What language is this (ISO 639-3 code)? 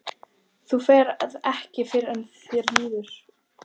isl